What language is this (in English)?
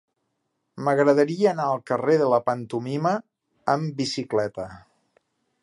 Catalan